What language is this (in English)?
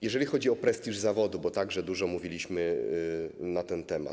Polish